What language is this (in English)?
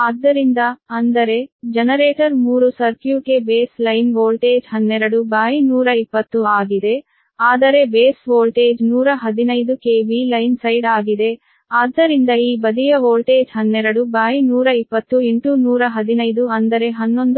Kannada